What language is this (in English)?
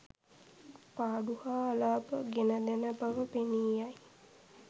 Sinhala